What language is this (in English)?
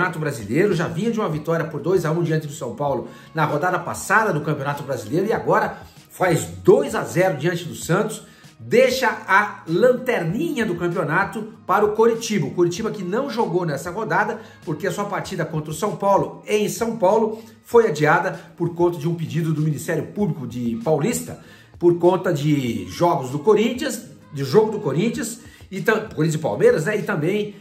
Portuguese